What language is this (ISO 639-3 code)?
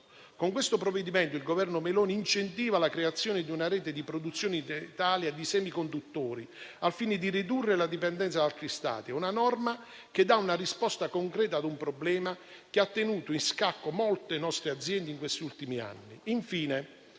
ita